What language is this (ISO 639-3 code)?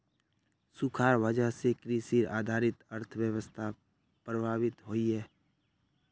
mag